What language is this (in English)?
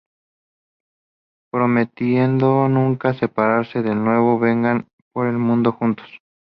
Spanish